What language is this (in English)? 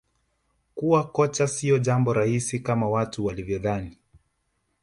Swahili